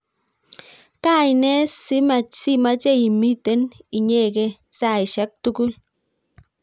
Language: Kalenjin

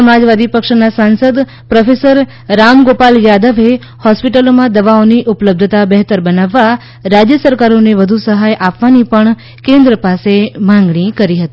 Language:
Gujarati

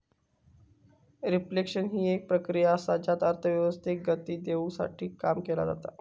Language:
Marathi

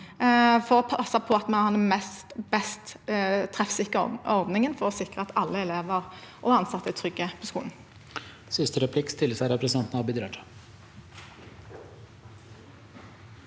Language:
Norwegian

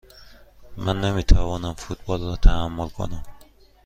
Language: Persian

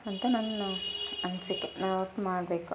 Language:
Kannada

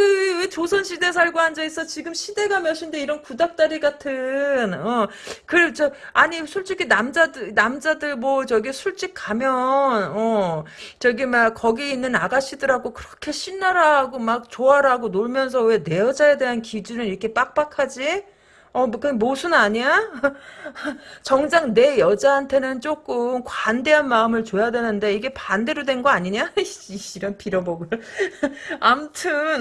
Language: Korean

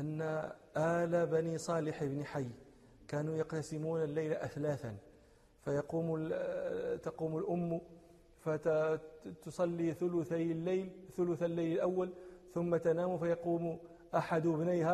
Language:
Arabic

